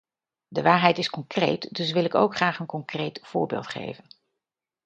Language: Dutch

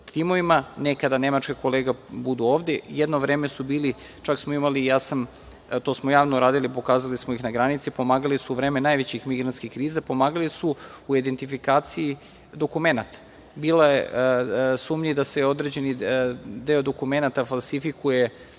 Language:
Serbian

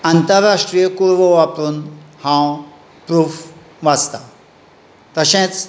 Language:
Konkani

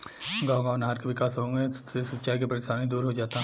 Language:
Bhojpuri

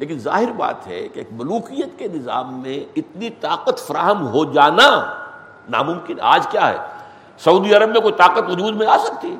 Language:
Urdu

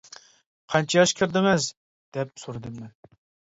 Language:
Uyghur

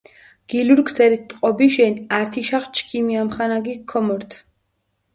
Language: Mingrelian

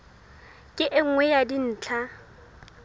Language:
Southern Sotho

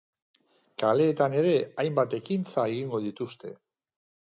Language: Basque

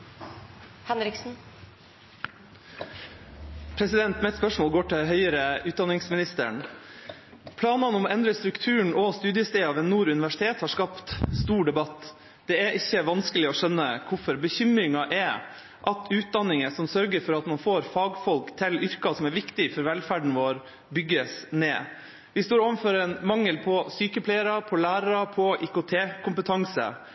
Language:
Norwegian Bokmål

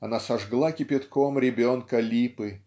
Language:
Russian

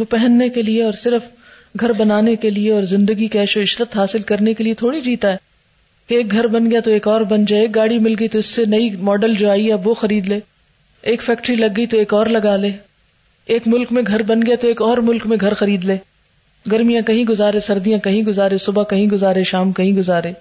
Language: Urdu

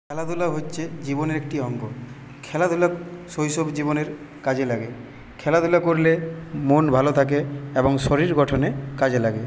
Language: Bangla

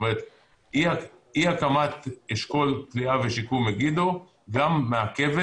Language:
Hebrew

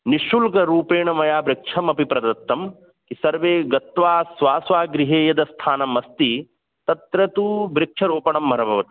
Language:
Sanskrit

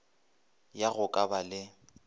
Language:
Northern Sotho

